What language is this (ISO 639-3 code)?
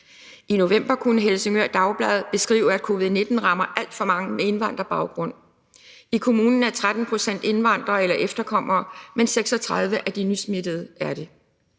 dan